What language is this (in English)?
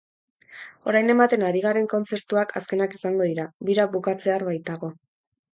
Basque